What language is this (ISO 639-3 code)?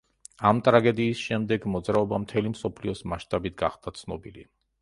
kat